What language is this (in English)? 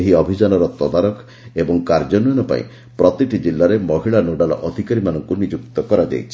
Odia